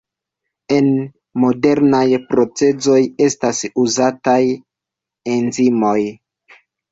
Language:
Esperanto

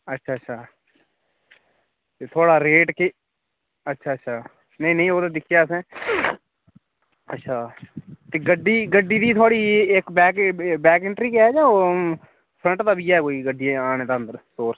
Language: Dogri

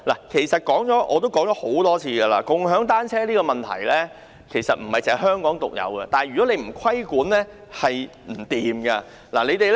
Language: Cantonese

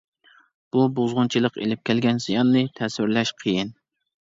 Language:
Uyghur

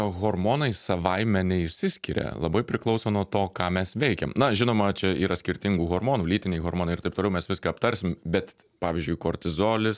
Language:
Lithuanian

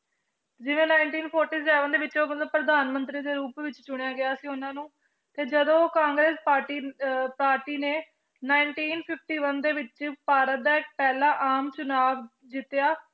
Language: Punjabi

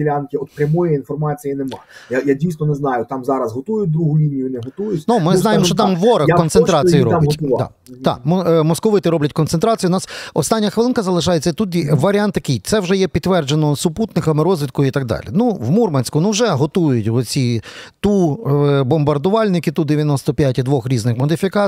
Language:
Ukrainian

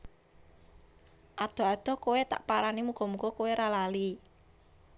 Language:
Javanese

